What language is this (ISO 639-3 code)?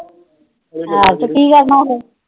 pan